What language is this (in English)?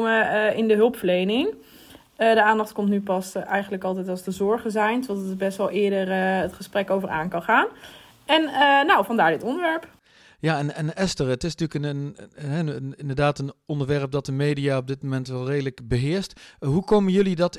Dutch